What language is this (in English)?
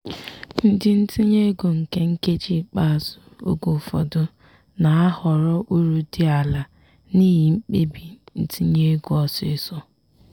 Igbo